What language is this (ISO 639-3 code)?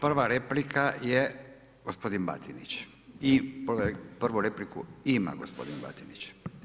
hrv